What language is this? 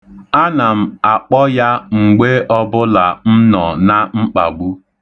Igbo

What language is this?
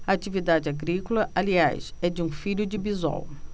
Portuguese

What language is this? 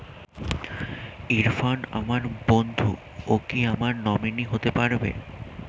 Bangla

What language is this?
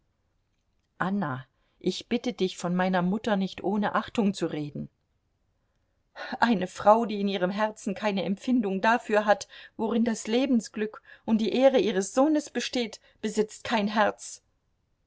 German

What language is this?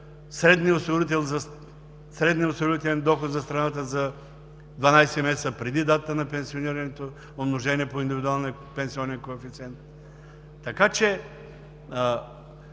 Bulgarian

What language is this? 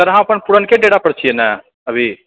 Maithili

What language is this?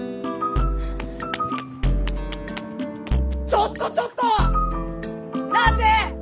Japanese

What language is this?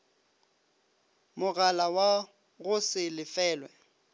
Northern Sotho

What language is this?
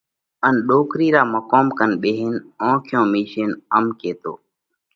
Parkari Koli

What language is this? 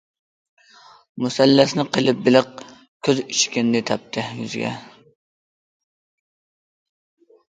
Uyghur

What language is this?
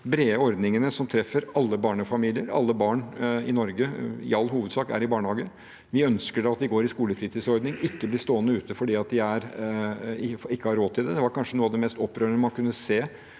Norwegian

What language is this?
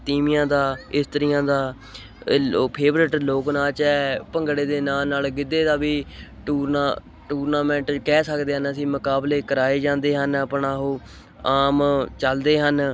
Punjabi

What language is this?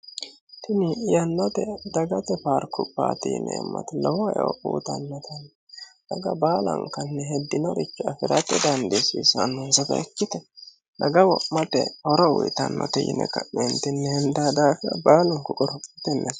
Sidamo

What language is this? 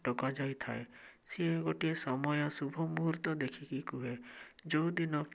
Odia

